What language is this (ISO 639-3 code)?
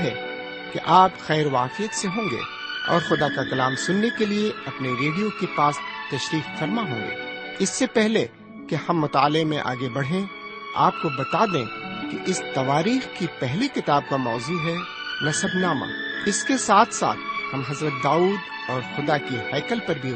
urd